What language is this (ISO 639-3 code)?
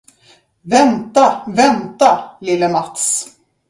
swe